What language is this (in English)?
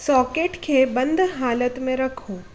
Sindhi